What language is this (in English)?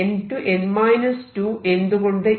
Malayalam